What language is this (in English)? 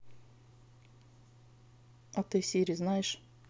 Russian